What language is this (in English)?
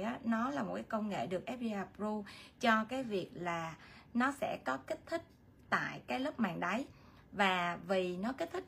Vietnamese